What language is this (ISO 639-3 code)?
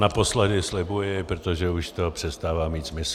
ces